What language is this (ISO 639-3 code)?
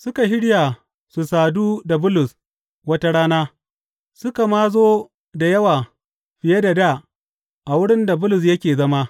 hau